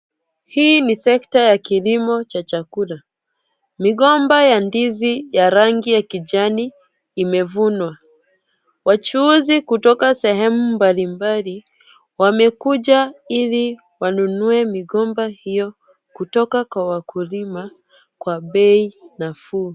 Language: Swahili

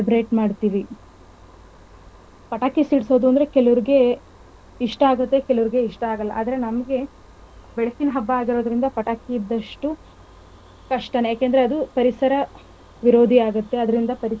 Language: Kannada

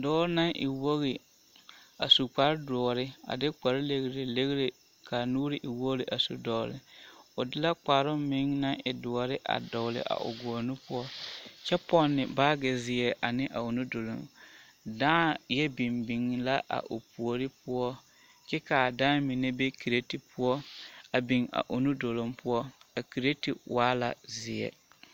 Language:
Southern Dagaare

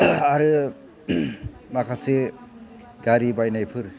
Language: Bodo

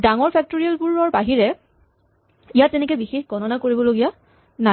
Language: Assamese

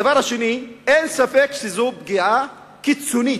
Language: Hebrew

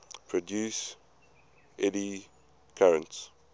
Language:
English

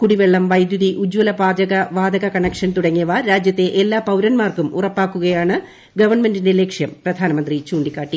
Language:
Malayalam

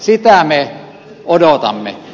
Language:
Finnish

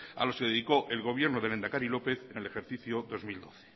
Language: Spanish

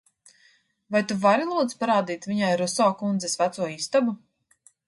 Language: Latvian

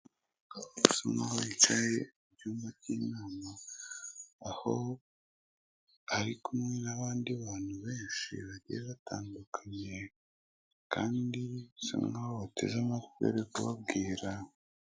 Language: Kinyarwanda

